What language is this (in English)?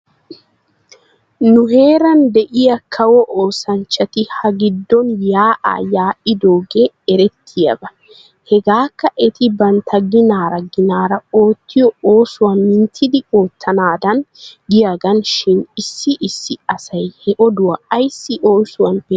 Wolaytta